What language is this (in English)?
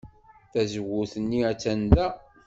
Kabyle